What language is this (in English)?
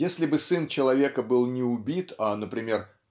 Russian